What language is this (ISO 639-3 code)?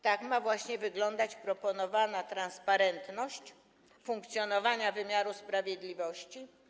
pol